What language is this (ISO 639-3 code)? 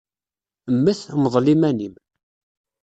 kab